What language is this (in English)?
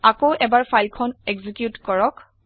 Assamese